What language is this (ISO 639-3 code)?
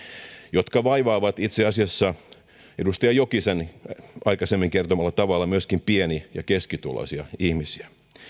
fin